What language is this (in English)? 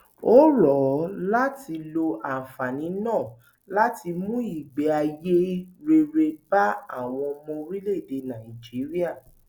Yoruba